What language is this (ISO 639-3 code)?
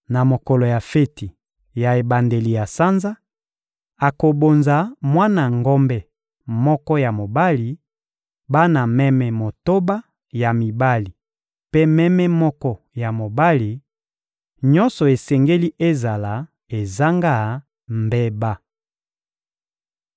lin